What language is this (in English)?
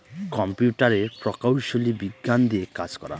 Bangla